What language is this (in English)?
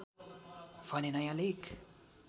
Nepali